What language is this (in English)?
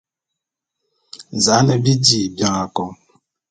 Bulu